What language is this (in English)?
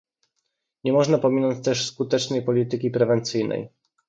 Polish